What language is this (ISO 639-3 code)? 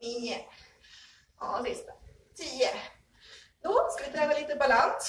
swe